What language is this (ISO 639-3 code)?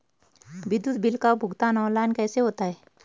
hin